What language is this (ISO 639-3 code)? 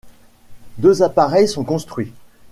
fra